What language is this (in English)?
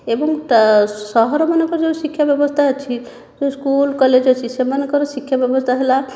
Odia